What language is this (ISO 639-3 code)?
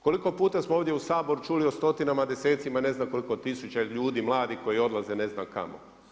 hrv